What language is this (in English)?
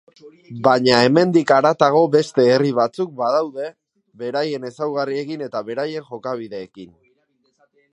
Basque